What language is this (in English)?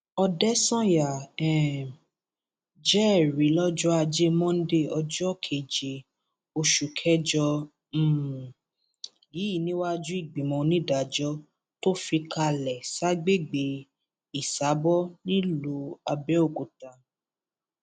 Yoruba